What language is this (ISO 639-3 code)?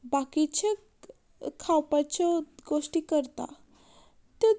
kok